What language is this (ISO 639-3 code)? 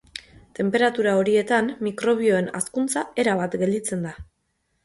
eus